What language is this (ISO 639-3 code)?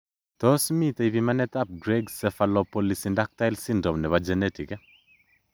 kln